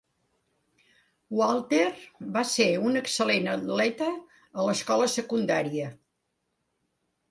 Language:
Catalan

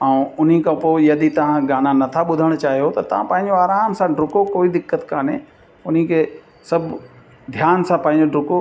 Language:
Sindhi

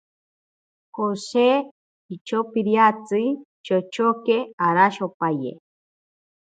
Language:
Ashéninka Perené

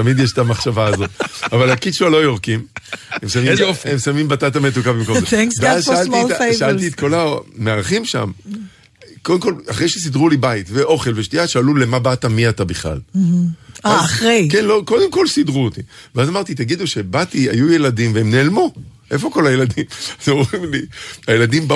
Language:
Hebrew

